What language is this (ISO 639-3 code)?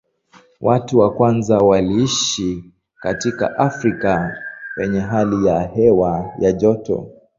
swa